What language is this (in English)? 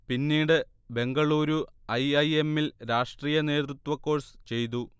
Malayalam